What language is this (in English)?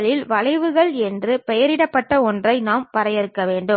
Tamil